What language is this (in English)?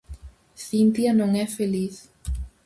Galician